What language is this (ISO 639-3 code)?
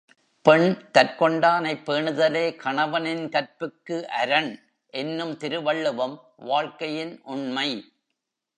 tam